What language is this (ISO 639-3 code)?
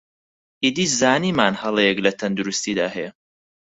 ckb